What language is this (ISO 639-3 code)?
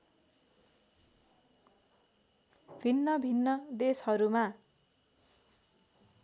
nep